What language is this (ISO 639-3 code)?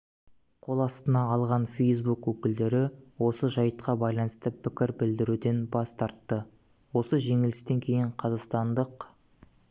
kaz